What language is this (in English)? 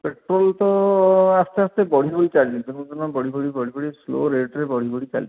Odia